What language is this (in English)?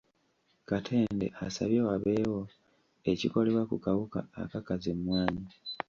Ganda